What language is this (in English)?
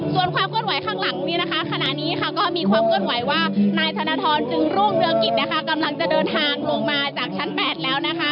Thai